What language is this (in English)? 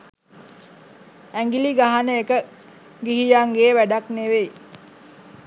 Sinhala